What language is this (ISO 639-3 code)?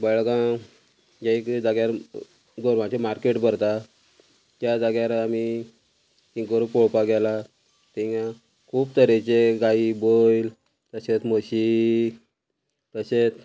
kok